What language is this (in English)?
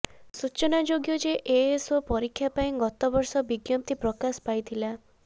Odia